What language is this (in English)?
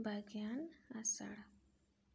Santali